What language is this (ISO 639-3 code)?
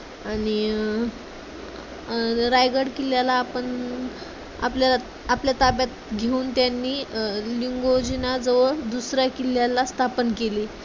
mar